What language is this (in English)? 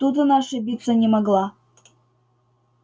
Russian